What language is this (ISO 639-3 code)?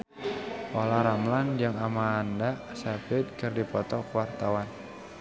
sun